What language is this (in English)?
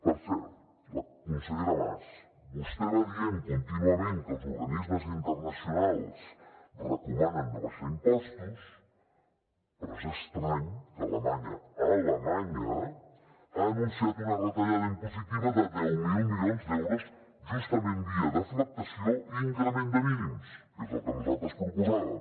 Catalan